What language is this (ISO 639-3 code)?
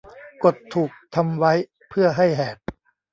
tha